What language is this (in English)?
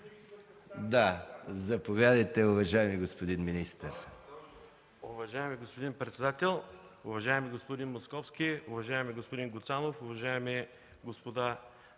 Bulgarian